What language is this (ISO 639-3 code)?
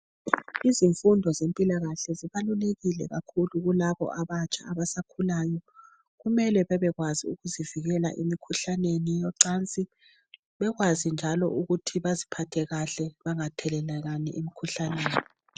nde